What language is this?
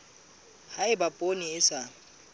Southern Sotho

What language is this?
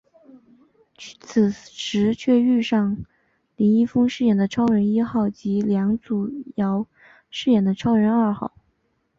Chinese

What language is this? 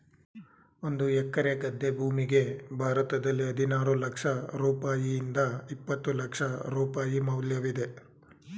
Kannada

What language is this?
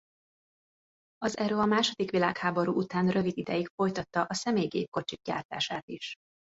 Hungarian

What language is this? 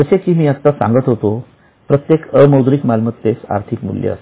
Marathi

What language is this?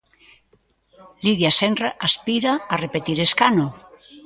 Galician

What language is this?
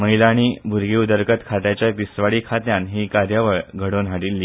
Konkani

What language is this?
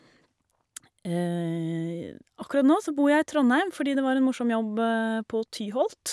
Norwegian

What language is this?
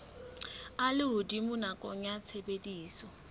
Southern Sotho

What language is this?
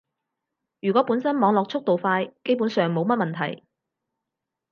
Cantonese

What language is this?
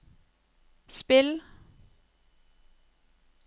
Norwegian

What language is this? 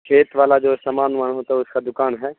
Urdu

